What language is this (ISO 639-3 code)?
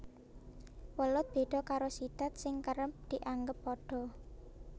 jav